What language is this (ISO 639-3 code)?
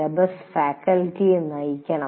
mal